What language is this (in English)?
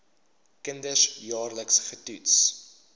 Afrikaans